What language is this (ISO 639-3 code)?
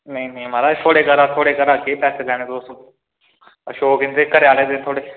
doi